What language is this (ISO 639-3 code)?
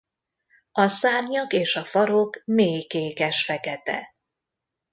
hun